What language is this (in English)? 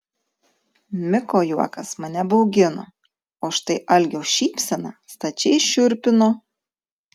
Lithuanian